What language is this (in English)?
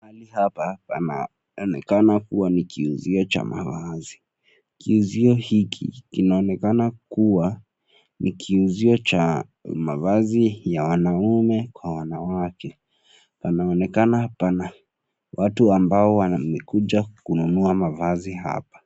Swahili